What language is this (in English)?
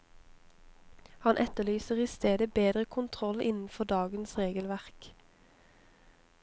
Norwegian